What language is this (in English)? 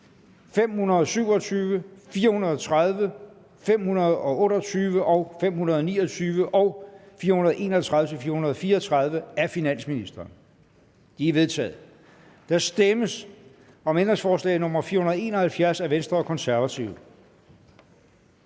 Danish